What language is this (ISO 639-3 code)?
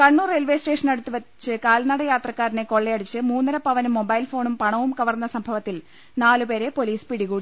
mal